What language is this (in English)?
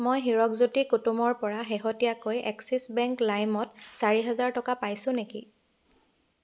Assamese